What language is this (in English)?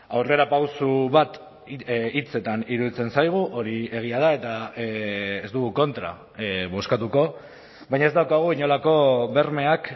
Basque